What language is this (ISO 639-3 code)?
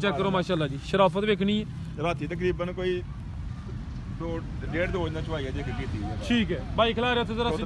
pan